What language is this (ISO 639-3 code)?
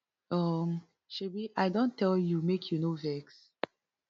pcm